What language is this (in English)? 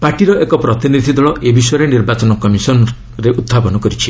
Odia